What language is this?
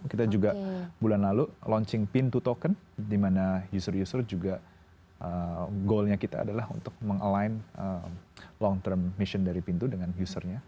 Indonesian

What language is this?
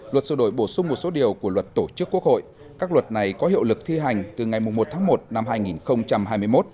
Vietnamese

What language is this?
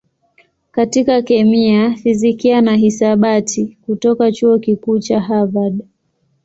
Swahili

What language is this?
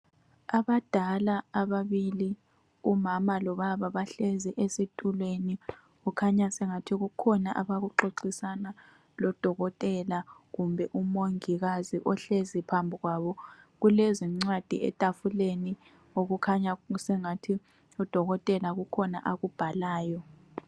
North Ndebele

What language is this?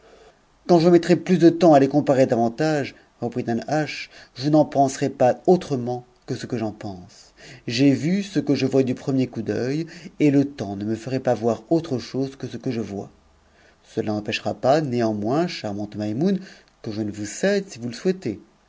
French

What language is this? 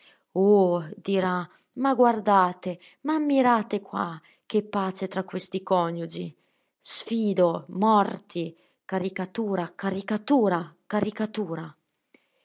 Italian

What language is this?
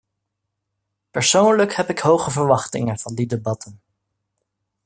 Dutch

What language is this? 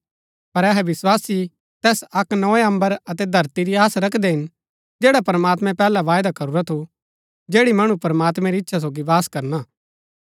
Gaddi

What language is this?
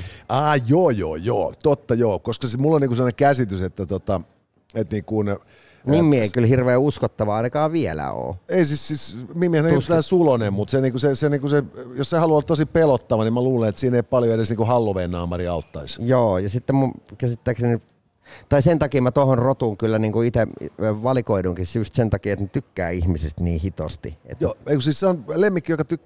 Finnish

